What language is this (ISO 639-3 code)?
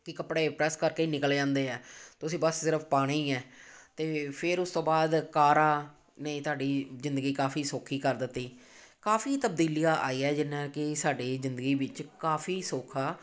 pan